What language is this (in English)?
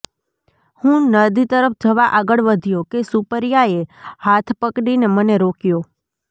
Gujarati